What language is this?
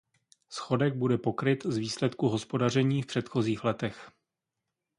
Czech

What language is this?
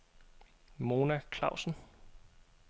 Danish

